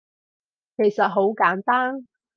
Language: Cantonese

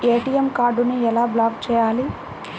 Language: Telugu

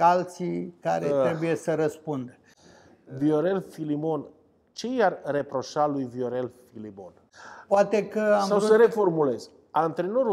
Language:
Romanian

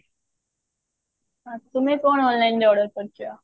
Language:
Odia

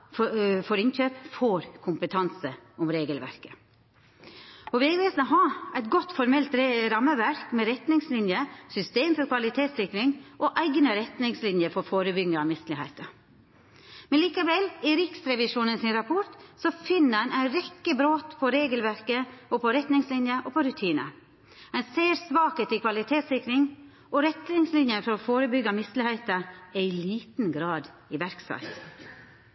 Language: Norwegian Nynorsk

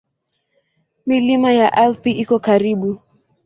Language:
Swahili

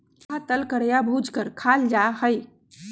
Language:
Magahi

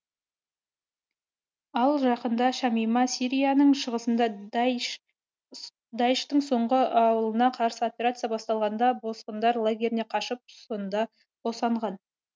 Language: Kazakh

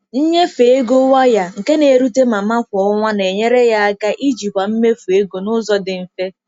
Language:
Igbo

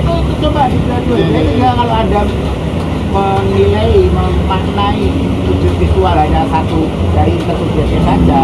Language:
Indonesian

